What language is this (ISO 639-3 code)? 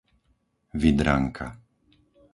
slk